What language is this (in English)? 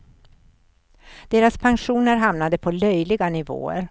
Swedish